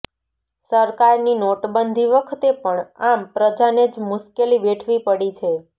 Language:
Gujarati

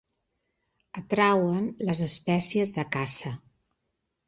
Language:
Catalan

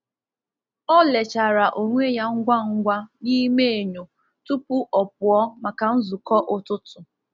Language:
Igbo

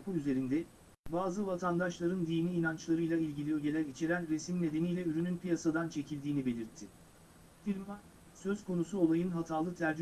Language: Turkish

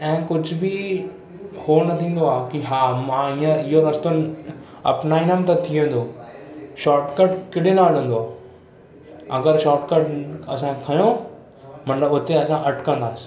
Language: Sindhi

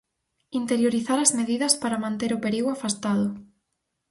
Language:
Galician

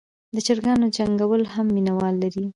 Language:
Pashto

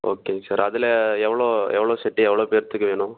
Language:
Tamil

